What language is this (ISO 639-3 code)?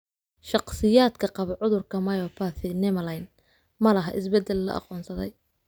som